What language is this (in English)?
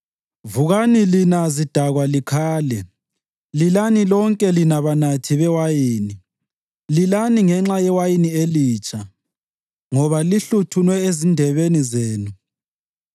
North Ndebele